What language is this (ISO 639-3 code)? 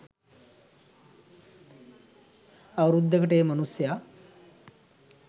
sin